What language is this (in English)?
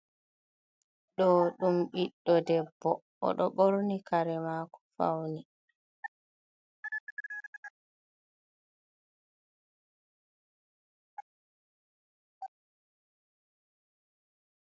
Fula